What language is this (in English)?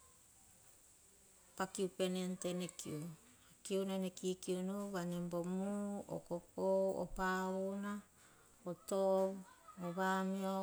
Hahon